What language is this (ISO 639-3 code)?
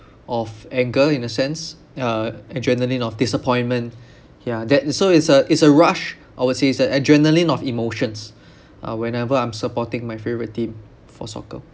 eng